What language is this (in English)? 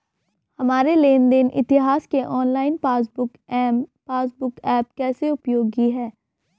Hindi